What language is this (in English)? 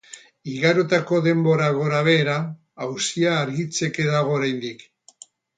Basque